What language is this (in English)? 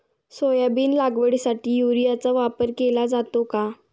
Marathi